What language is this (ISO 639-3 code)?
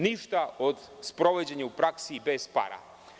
srp